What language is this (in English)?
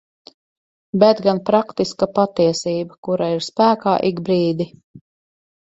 Latvian